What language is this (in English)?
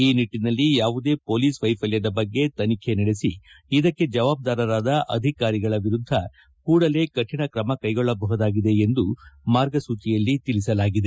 Kannada